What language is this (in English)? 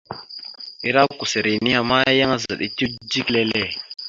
Mada (Cameroon)